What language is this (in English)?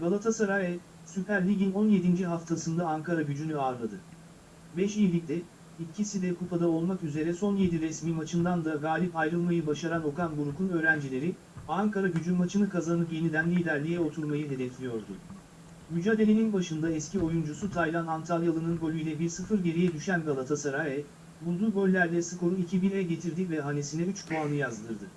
Turkish